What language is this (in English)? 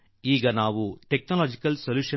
Kannada